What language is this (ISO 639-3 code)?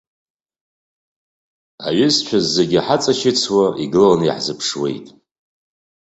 abk